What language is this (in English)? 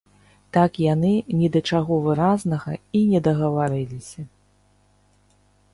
Belarusian